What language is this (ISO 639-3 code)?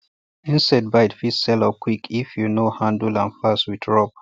pcm